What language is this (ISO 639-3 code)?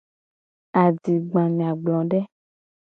gej